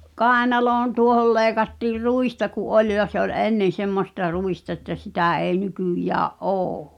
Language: Finnish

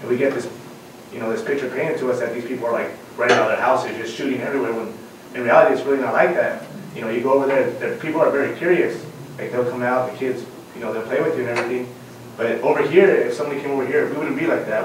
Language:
English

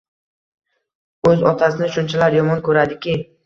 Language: Uzbek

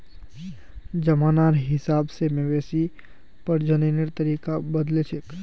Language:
Magahi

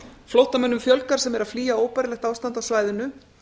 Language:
Icelandic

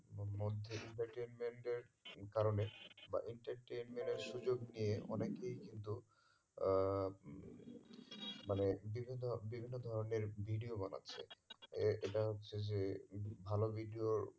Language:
Bangla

